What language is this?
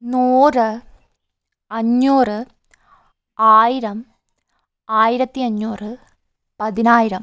Malayalam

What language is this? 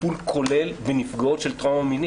Hebrew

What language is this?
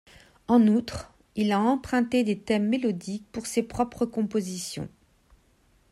French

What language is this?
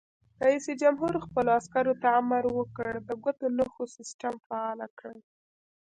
Pashto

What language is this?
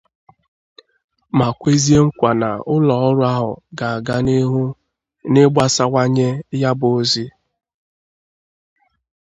Igbo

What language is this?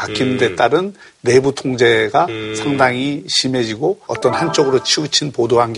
Korean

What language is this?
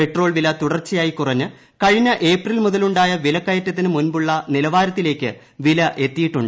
Malayalam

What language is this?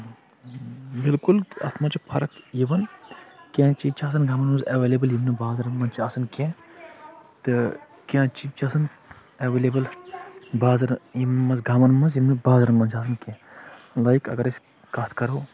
Kashmiri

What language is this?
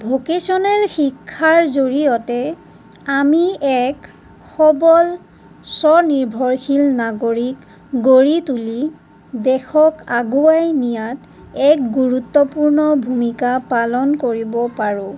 Assamese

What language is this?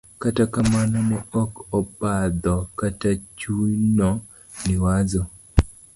Luo (Kenya and Tanzania)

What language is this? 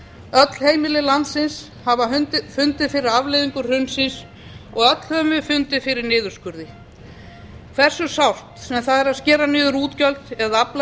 Icelandic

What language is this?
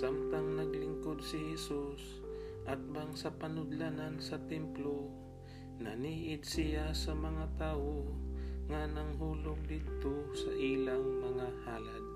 Filipino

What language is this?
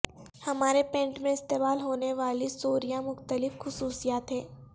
Urdu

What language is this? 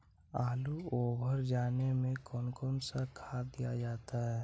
Magahi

